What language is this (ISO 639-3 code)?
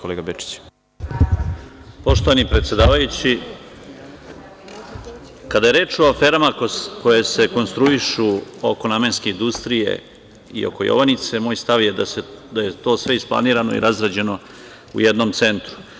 srp